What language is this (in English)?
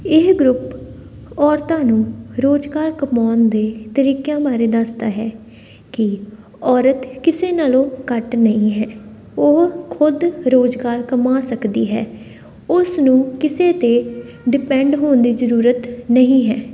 Punjabi